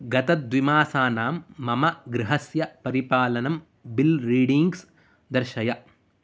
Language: Sanskrit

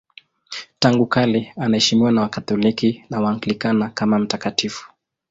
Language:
Swahili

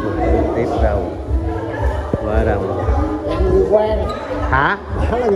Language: Vietnamese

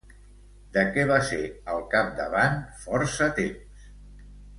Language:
Catalan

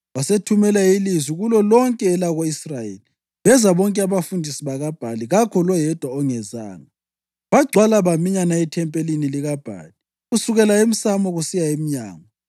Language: North Ndebele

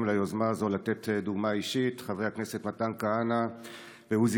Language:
Hebrew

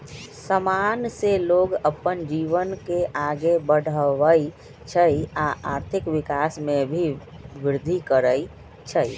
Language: Magahi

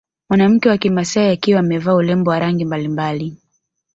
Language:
Swahili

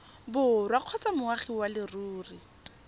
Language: Tswana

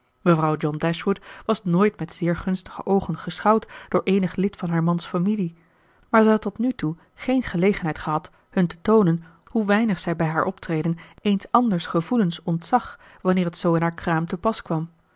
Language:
Dutch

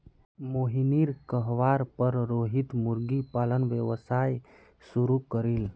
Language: Magahi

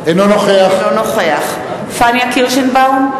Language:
Hebrew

